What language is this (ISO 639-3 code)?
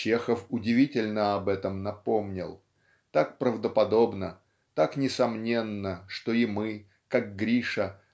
rus